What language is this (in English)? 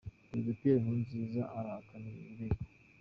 Kinyarwanda